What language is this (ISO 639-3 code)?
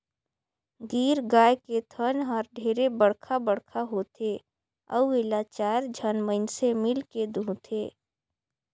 hne